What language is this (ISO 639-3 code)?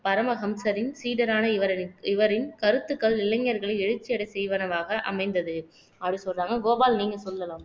tam